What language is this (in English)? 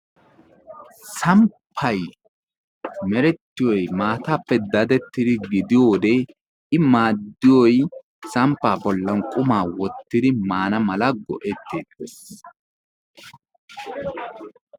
Wolaytta